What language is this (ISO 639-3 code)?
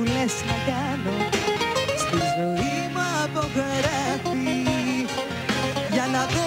ell